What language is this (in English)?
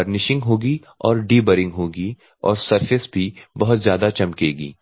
Hindi